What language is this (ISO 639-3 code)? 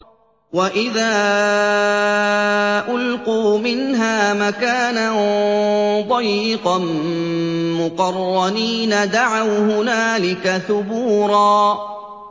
ara